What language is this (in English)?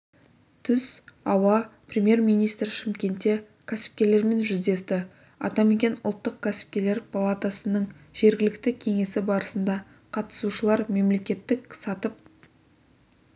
Kazakh